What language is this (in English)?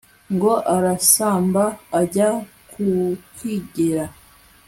Kinyarwanda